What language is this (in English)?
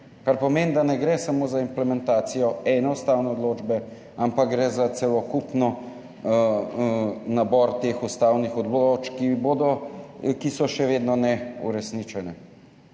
Slovenian